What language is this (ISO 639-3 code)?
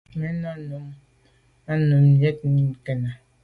byv